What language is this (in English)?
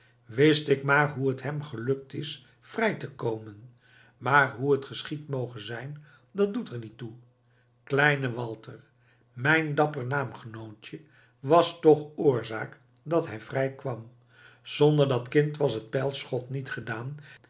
Dutch